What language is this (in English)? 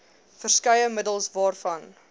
Afrikaans